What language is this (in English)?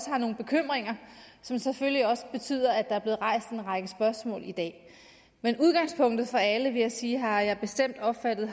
Danish